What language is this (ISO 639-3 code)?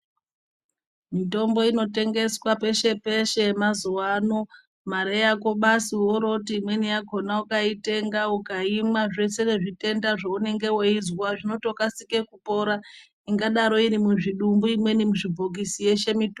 ndc